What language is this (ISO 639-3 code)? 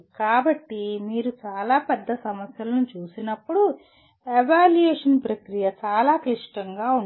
tel